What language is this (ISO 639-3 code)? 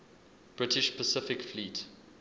eng